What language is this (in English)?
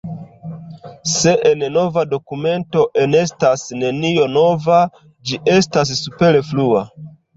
Esperanto